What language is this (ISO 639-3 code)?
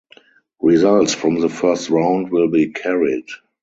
eng